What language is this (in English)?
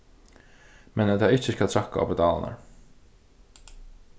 Faroese